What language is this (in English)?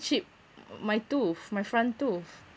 English